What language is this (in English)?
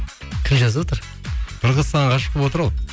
Kazakh